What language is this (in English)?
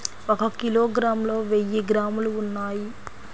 Telugu